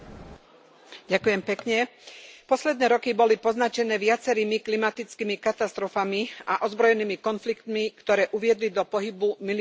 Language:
Slovak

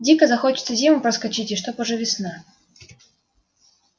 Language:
Russian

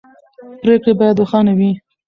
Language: Pashto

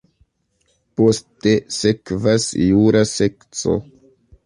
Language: Esperanto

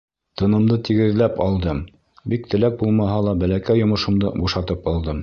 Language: Bashkir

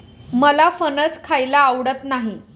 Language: Marathi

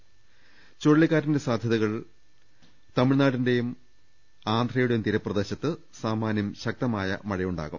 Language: Malayalam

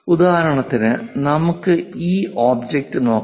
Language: Malayalam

